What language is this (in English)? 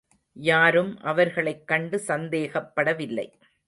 Tamil